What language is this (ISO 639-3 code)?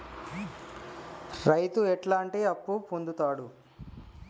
tel